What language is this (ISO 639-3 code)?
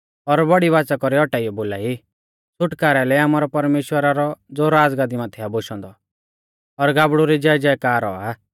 bfz